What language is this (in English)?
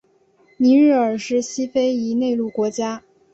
Chinese